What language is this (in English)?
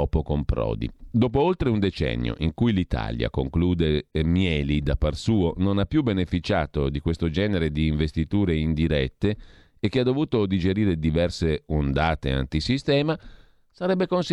Italian